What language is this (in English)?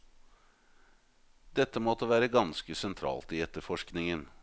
Norwegian